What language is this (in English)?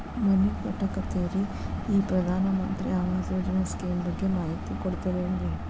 Kannada